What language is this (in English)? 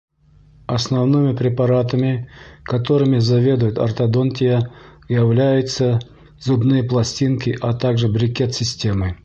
Bashkir